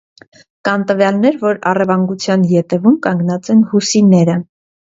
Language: Armenian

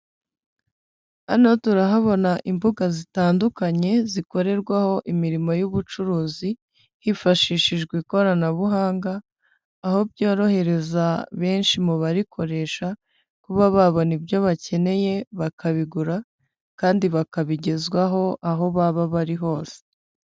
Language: Kinyarwanda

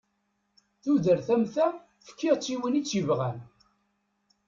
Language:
Kabyle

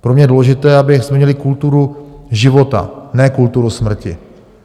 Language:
Czech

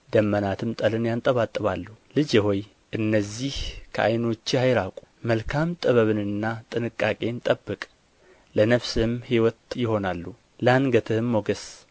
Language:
Amharic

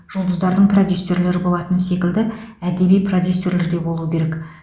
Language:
Kazakh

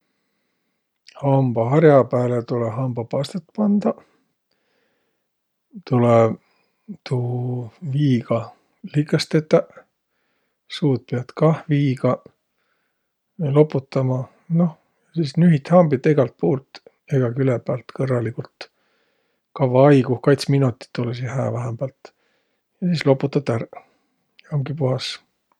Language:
Võro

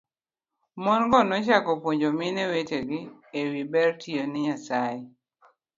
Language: Luo (Kenya and Tanzania)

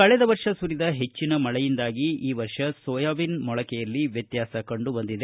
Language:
Kannada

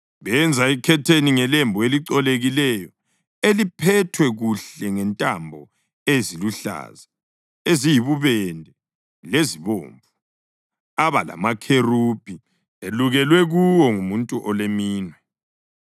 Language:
North Ndebele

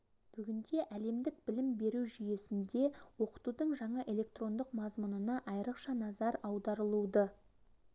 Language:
Kazakh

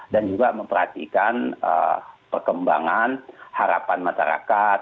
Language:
Indonesian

